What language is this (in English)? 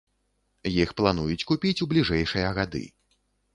Belarusian